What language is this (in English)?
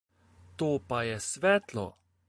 Slovenian